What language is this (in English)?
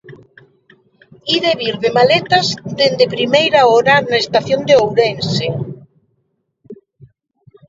Galician